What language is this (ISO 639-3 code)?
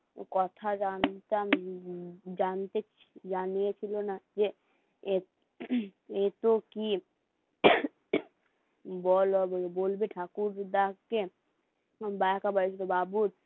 ben